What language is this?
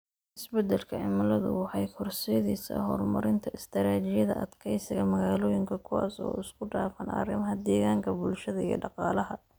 Somali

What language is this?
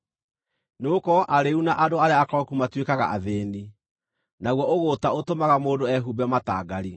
Kikuyu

